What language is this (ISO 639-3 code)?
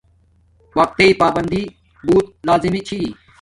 dmk